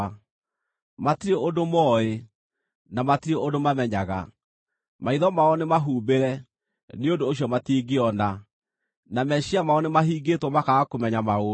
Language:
Kikuyu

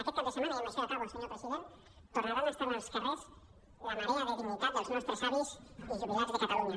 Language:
Catalan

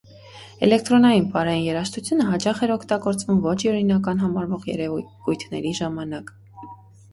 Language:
Armenian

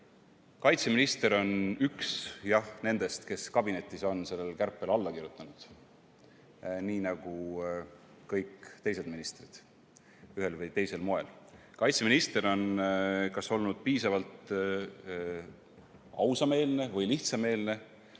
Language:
Estonian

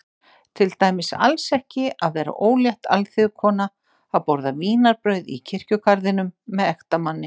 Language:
Icelandic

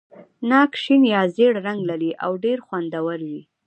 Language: Pashto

